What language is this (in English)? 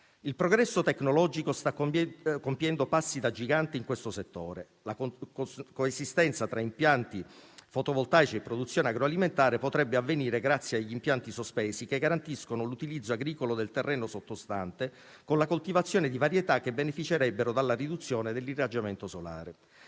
Italian